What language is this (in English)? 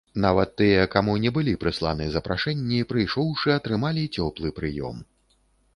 Belarusian